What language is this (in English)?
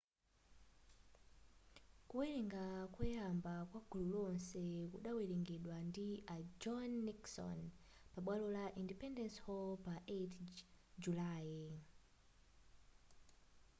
Nyanja